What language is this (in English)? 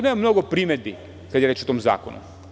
Serbian